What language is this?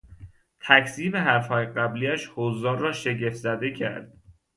Persian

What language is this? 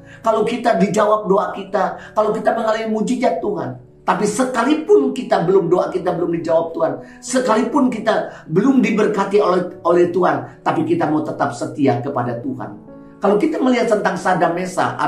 Indonesian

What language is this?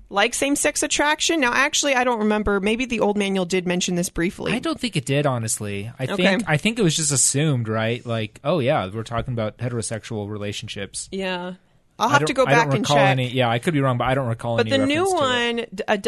English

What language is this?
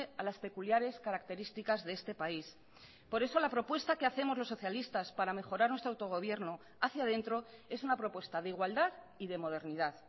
Spanish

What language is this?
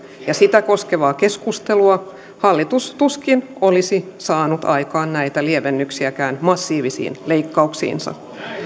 Finnish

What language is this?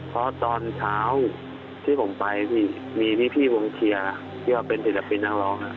Thai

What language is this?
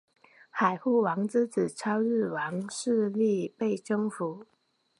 Chinese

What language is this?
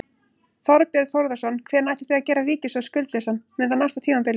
Icelandic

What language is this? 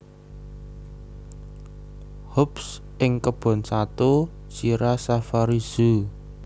Javanese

